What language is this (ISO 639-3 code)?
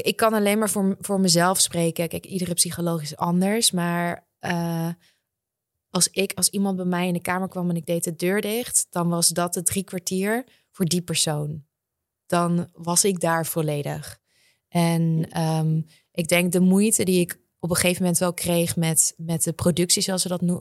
nld